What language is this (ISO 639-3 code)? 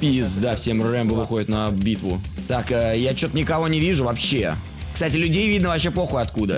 rus